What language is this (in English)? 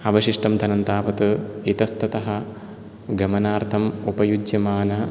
Sanskrit